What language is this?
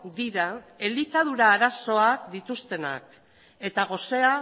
Basque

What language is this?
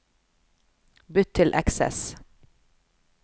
Norwegian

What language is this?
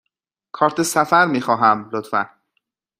Persian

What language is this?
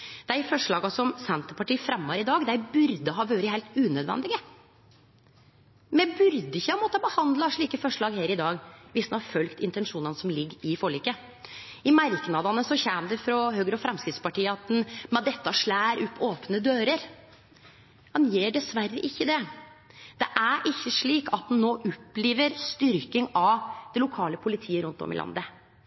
Norwegian Nynorsk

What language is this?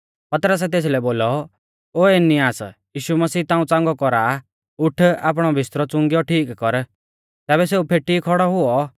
Mahasu Pahari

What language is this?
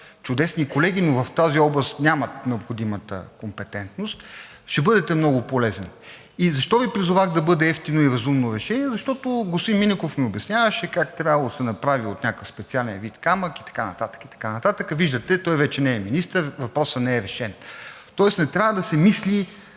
Bulgarian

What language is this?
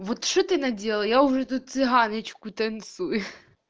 Russian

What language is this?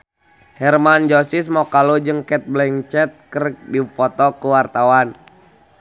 Sundanese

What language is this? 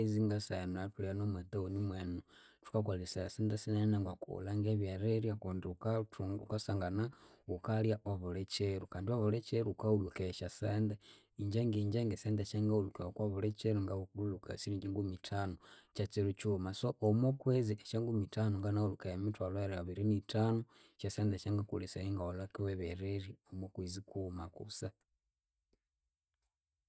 Konzo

